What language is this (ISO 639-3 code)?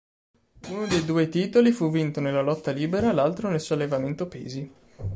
ita